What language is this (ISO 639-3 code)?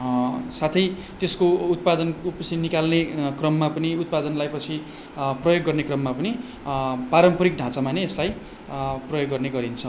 nep